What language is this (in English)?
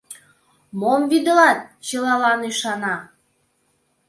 Mari